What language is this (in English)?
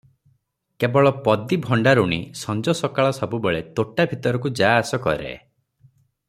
Odia